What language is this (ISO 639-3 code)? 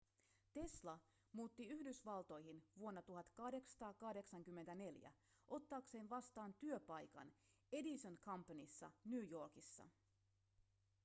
fin